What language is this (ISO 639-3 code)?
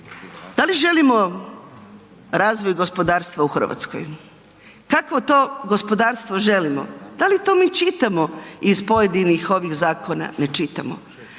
hrv